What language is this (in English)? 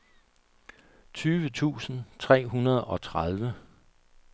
Danish